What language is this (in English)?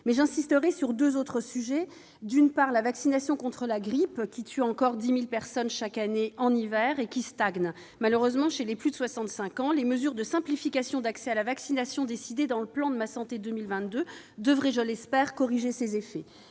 French